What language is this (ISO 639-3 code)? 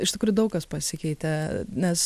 lit